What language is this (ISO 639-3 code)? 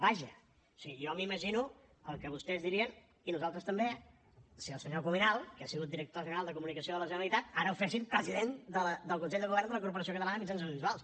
cat